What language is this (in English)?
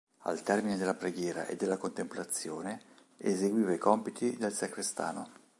Italian